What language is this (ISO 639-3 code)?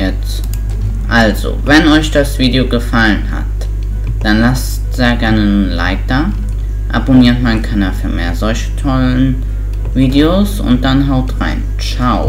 deu